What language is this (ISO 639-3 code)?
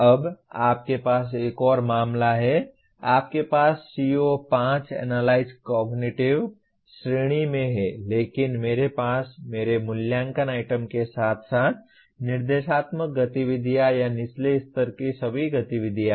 hin